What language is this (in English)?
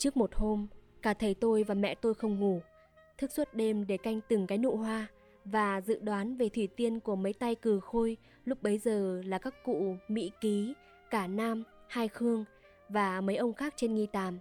Vietnamese